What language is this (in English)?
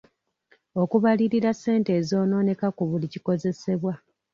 Ganda